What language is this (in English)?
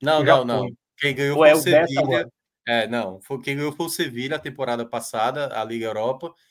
Portuguese